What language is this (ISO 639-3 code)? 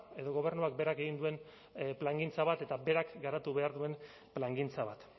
eus